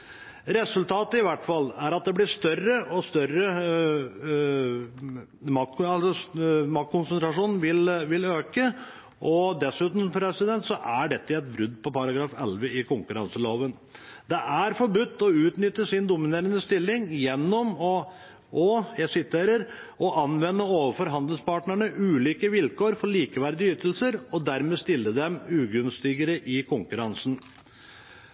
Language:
Norwegian Bokmål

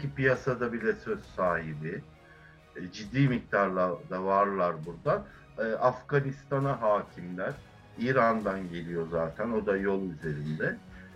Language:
Turkish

